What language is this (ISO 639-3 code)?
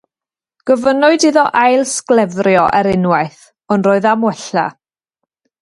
cym